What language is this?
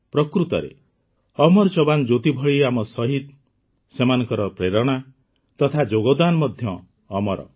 Odia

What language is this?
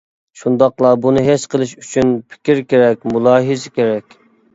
Uyghur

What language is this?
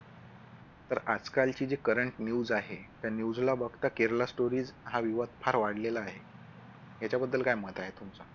Marathi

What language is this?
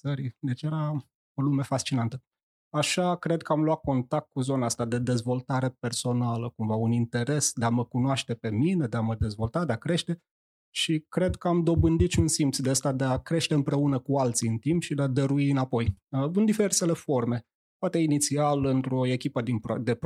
Romanian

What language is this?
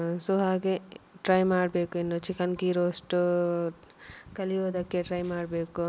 Kannada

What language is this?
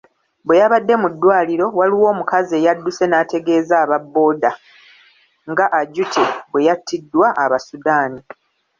Ganda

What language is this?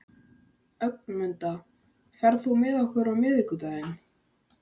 Icelandic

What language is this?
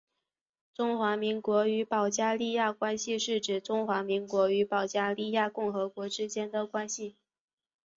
Chinese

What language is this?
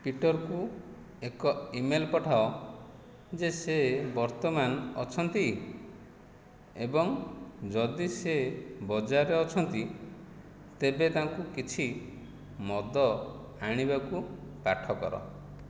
Odia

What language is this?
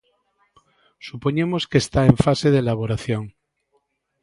Galician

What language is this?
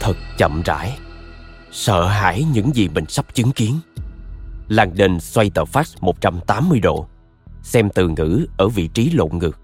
Vietnamese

